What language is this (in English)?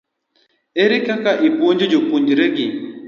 Luo (Kenya and Tanzania)